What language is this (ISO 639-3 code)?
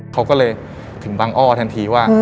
tha